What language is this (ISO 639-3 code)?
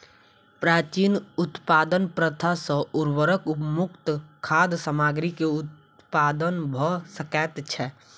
mai